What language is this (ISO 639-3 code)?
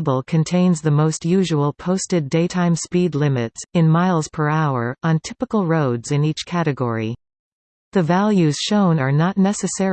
eng